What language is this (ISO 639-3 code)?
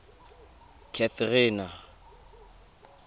tsn